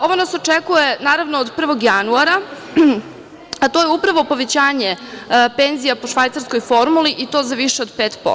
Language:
Serbian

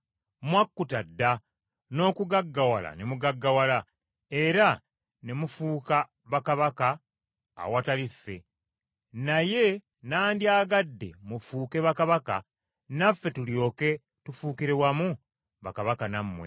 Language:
Ganda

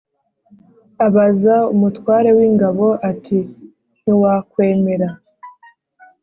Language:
Kinyarwanda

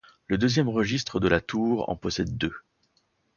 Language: French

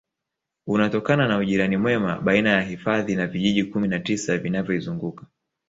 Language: Swahili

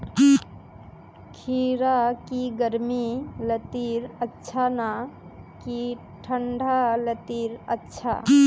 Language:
Magahi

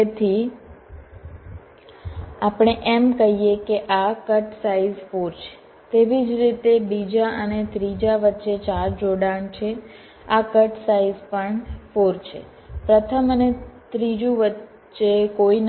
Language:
Gujarati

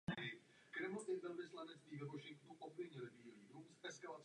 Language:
Czech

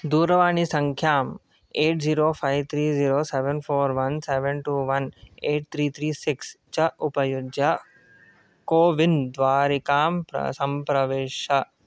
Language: Sanskrit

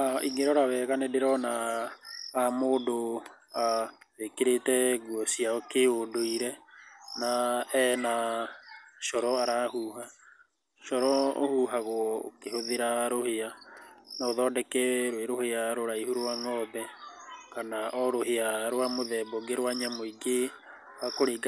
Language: Kikuyu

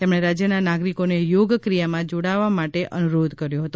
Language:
Gujarati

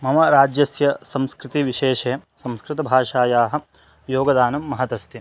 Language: Sanskrit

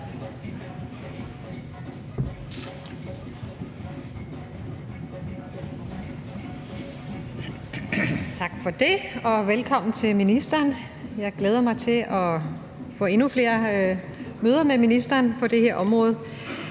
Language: Danish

